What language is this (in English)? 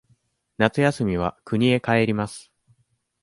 Japanese